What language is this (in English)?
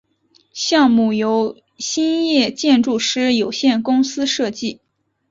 Chinese